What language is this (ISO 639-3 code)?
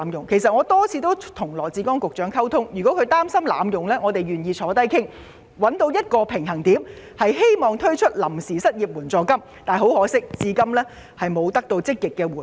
yue